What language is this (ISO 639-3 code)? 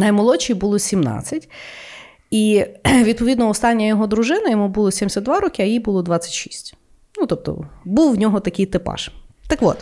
ukr